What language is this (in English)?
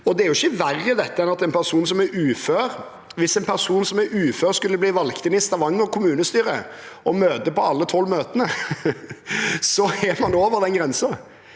Norwegian